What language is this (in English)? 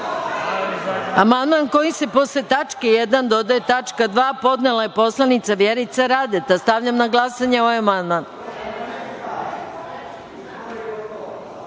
Serbian